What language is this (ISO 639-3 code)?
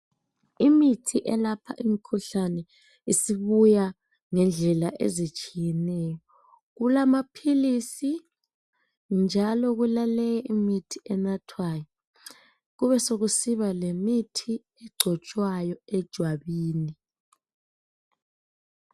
nde